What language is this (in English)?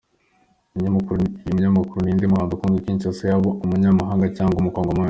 Kinyarwanda